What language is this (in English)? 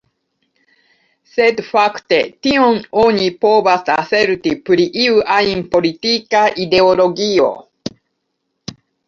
Esperanto